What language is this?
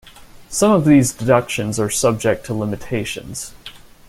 English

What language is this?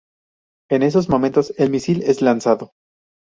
Spanish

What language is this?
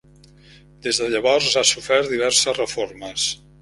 Catalan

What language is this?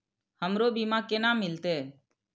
Maithili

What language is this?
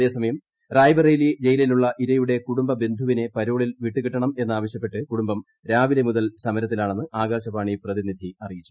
Malayalam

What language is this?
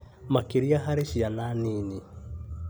Kikuyu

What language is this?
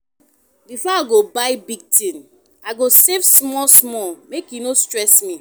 Nigerian Pidgin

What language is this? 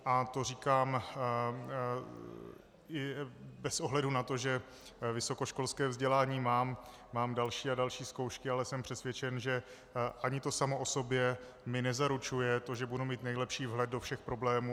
Czech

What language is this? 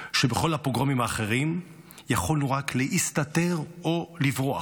Hebrew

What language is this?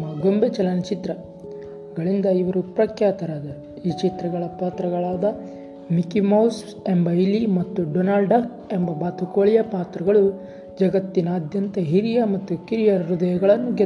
Kannada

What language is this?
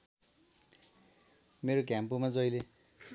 Nepali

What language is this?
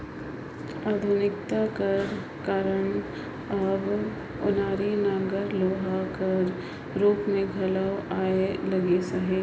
Chhattisgarhi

